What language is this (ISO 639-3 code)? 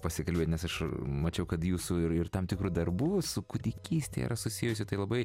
lit